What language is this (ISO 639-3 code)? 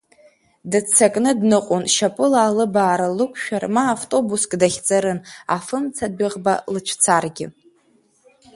abk